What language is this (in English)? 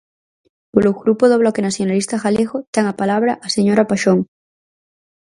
Galician